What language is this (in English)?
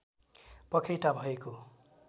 Nepali